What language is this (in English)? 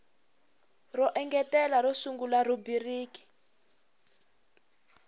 Tsonga